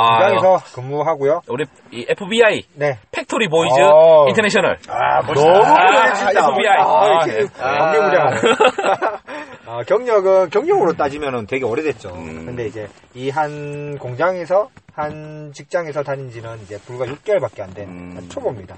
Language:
Korean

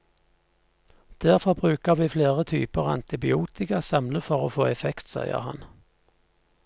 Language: Norwegian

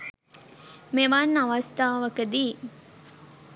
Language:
Sinhala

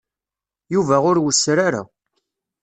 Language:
Kabyle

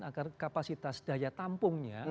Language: Indonesian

